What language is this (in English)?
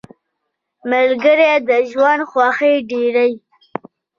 Pashto